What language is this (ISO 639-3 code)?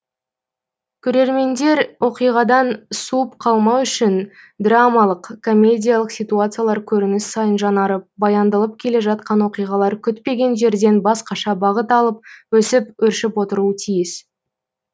kaz